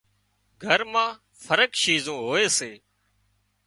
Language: Wadiyara Koli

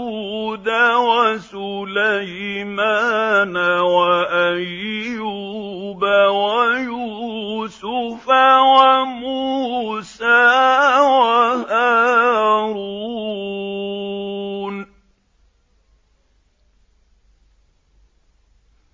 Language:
Arabic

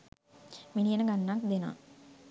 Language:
Sinhala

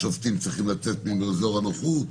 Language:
Hebrew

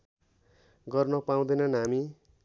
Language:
Nepali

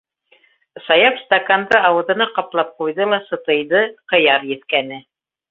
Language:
Bashkir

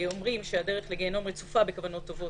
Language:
Hebrew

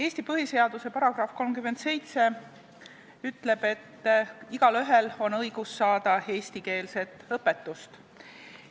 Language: Estonian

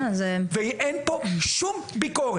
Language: Hebrew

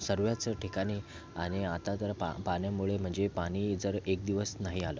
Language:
Marathi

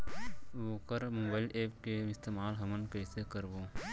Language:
Chhattisgarhi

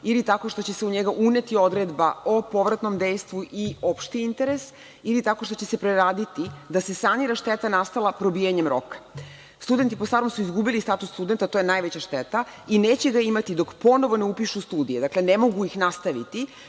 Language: Serbian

